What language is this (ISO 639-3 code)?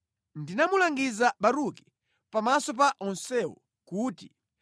nya